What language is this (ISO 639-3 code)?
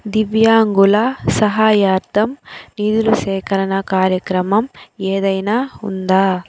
tel